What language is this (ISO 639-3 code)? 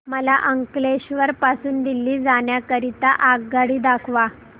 mar